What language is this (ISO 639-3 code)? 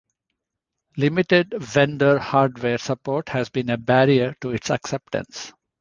eng